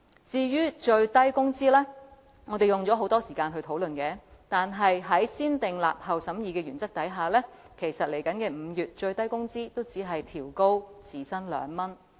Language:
Cantonese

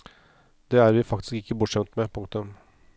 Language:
Norwegian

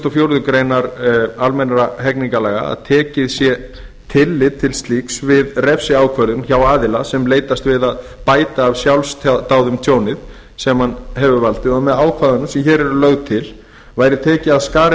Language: Icelandic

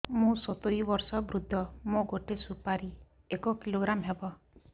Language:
Odia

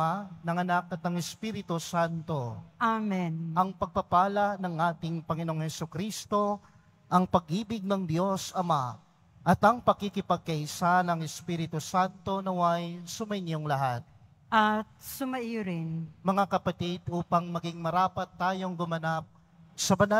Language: Filipino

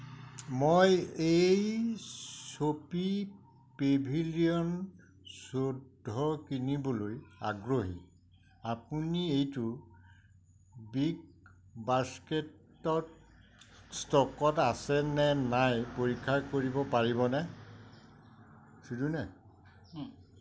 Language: Assamese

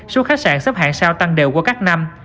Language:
Vietnamese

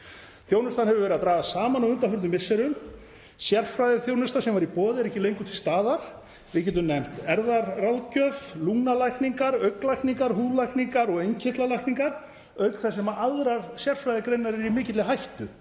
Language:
Icelandic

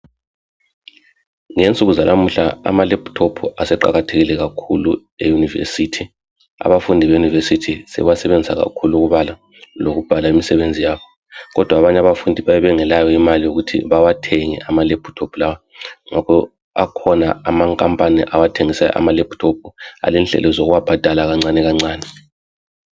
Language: North Ndebele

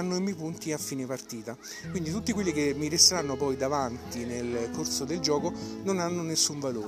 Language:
Italian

